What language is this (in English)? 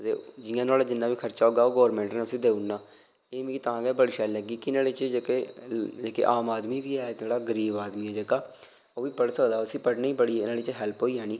Dogri